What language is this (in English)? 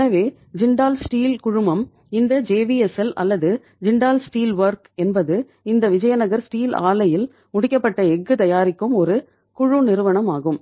Tamil